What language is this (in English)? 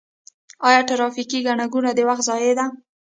Pashto